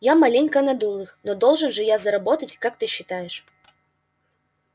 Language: Russian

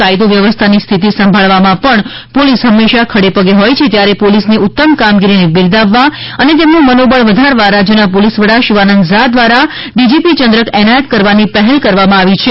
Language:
Gujarati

